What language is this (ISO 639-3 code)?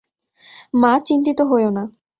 ben